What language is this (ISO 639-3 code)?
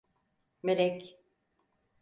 tur